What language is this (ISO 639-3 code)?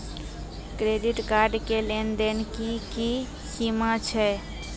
mai